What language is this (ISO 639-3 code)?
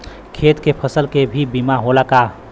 bho